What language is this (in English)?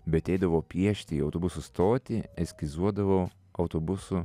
Lithuanian